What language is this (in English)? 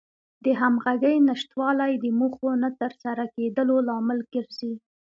Pashto